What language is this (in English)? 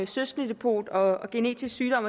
Danish